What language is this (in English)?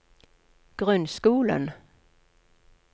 Norwegian